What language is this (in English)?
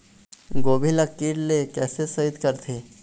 Chhattisgarhi